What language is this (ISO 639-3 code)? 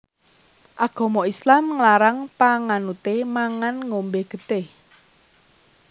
jav